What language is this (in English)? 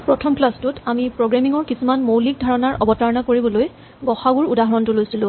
Assamese